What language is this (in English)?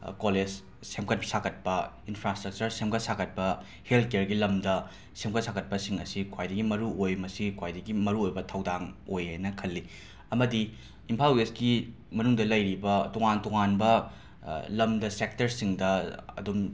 Manipuri